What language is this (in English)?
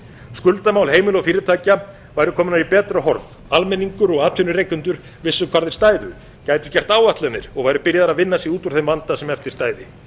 Icelandic